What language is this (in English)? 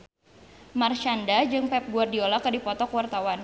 Sundanese